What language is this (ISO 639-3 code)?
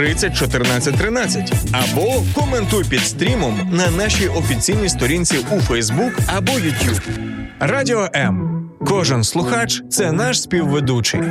ukr